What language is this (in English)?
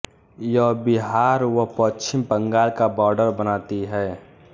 Hindi